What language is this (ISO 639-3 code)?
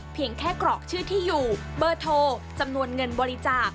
tha